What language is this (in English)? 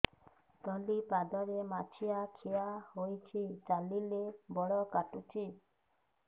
Odia